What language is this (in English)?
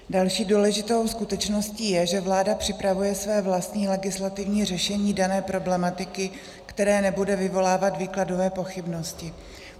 Czech